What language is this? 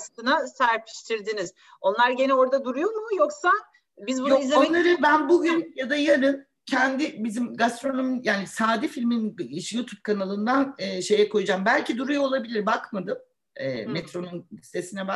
Turkish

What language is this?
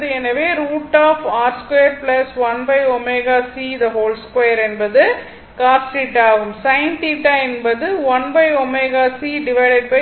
Tamil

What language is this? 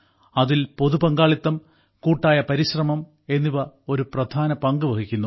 Malayalam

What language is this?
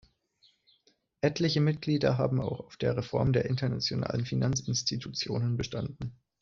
German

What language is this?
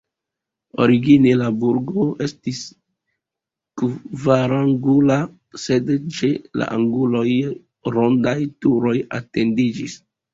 Esperanto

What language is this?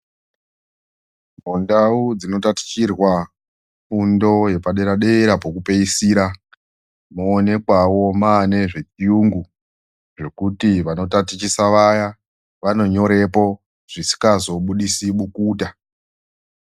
Ndau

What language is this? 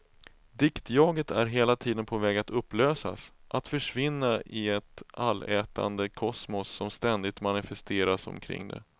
Swedish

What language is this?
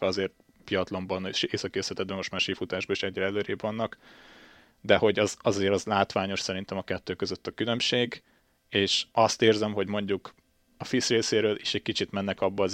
Hungarian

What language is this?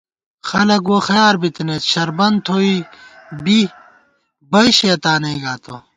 Gawar-Bati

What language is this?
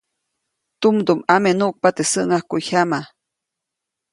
Copainalá Zoque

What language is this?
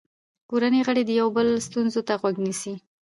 Pashto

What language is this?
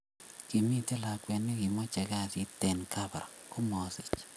Kalenjin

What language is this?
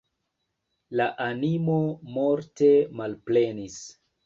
Esperanto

